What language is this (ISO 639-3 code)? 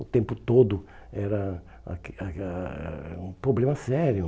por